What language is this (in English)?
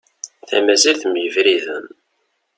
Kabyle